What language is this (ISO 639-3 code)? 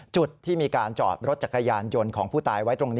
tha